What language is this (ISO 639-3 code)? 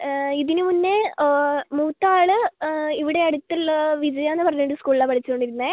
mal